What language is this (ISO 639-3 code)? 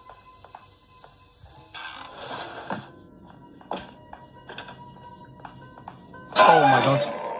vie